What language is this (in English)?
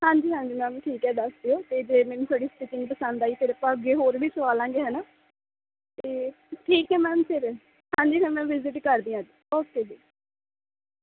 Punjabi